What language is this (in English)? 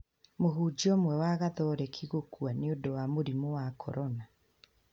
Kikuyu